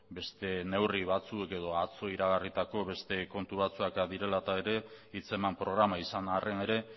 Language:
Basque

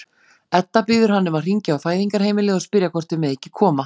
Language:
Icelandic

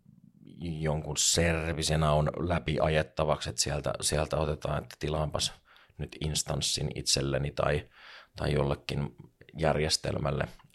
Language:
Finnish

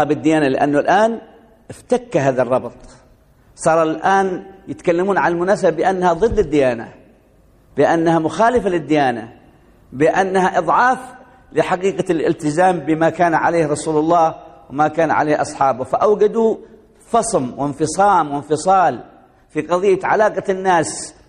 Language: Arabic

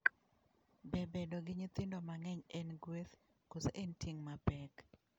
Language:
Luo (Kenya and Tanzania)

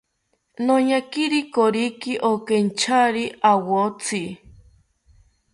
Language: South Ucayali Ashéninka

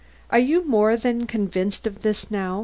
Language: English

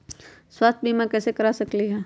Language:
Magahi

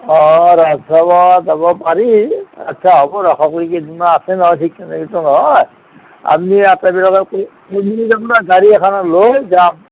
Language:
Assamese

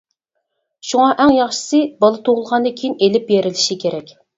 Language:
Uyghur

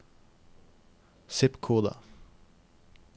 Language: Norwegian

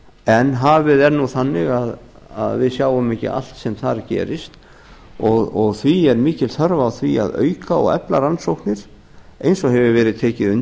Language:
Icelandic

